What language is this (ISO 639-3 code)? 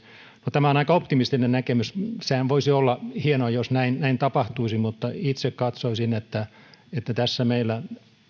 fin